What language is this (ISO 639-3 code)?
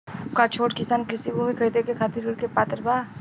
bho